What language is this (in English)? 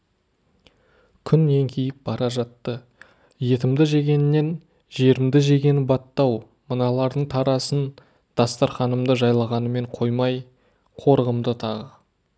Kazakh